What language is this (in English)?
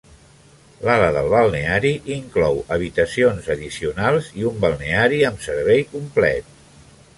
Catalan